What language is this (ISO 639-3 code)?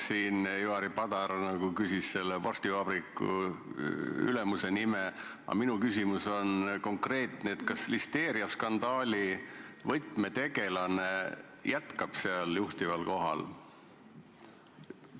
est